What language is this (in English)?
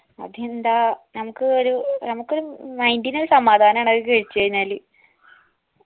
Malayalam